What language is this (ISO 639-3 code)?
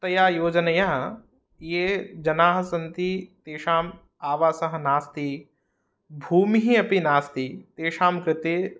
san